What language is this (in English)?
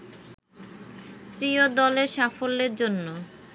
Bangla